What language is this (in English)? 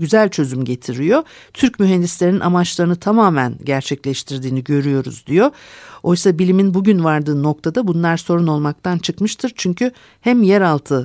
Turkish